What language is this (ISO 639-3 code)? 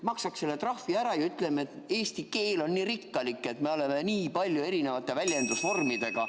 est